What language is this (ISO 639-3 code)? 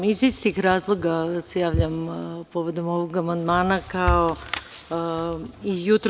srp